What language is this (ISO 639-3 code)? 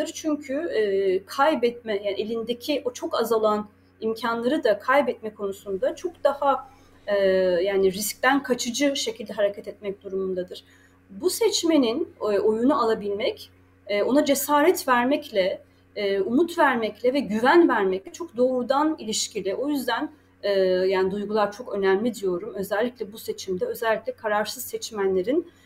tur